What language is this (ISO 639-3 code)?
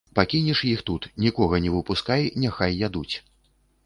bel